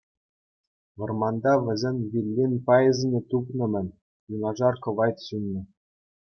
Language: Chuvash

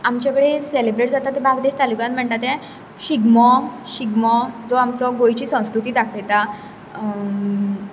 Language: Konkani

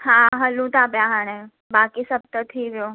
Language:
Sindhi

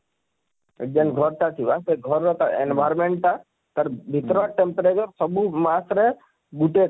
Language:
Odia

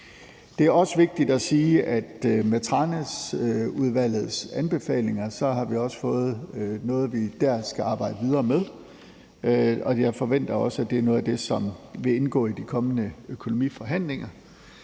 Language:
Danish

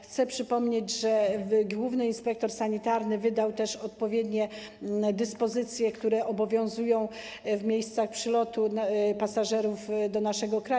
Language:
Polish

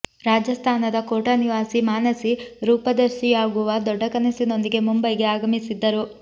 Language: Kannada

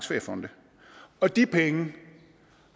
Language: Danish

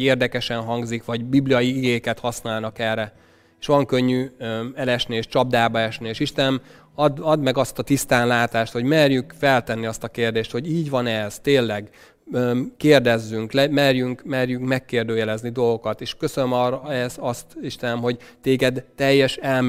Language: Hungarian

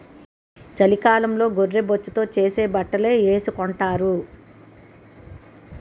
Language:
Telugu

